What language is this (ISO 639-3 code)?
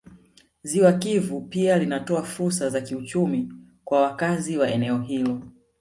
swa